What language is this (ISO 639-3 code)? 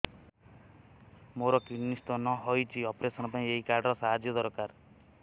ori